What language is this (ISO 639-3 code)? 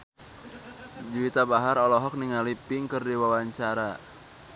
sun